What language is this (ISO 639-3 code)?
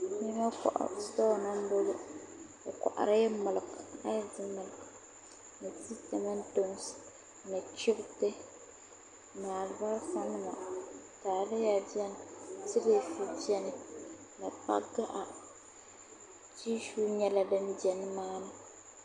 dag